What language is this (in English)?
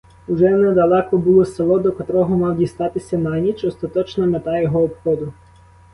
Ukrainian